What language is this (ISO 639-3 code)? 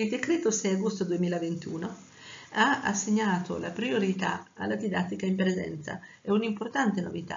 ita